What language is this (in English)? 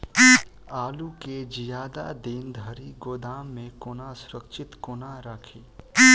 Maithili